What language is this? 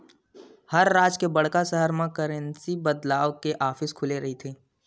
Chhattisgarhi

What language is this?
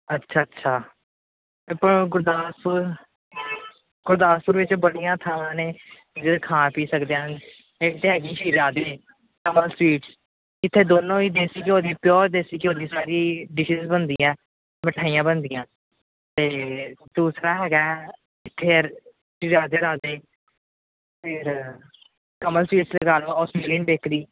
Punjabi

